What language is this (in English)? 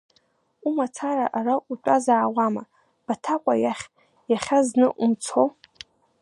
Abkhazian